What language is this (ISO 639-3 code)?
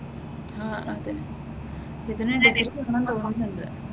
mal